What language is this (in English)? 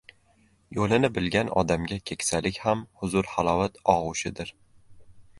Uzbek